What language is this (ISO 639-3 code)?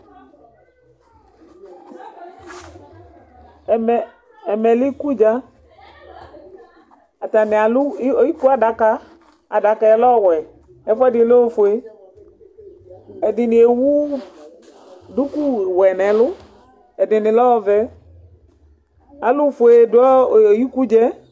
kpo